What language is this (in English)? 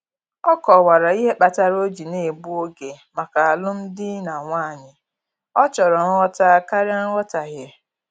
Igbo